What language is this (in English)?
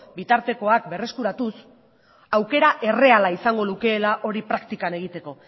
Basque